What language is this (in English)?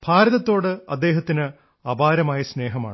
Malayalam